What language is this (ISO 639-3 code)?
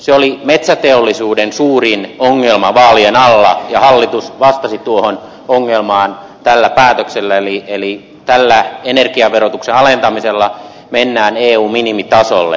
fin